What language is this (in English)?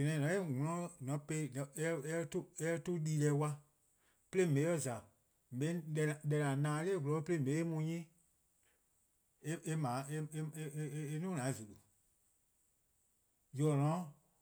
Eastern Krahn